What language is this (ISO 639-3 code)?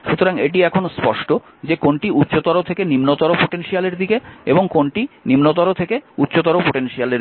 ben